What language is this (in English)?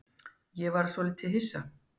Icelandic